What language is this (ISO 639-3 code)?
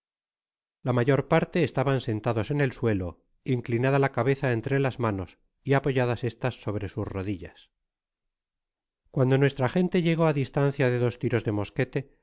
spa